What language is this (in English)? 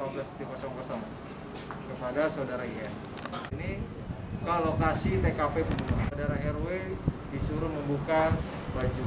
Indonesian